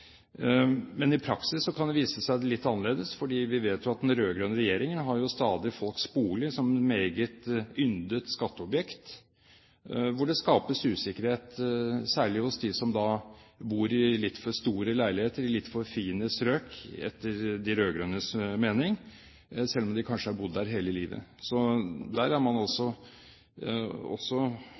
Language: Norwegian Bokmål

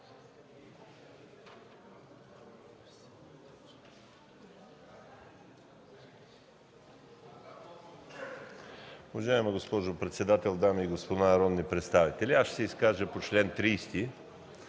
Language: Bulgarian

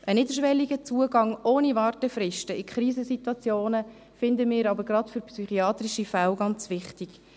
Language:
Swiss German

